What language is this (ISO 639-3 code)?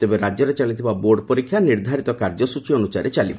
ori